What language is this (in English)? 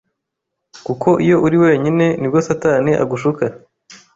Kinyarwanda